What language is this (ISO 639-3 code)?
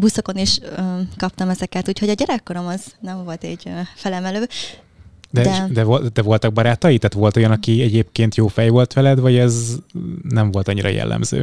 hun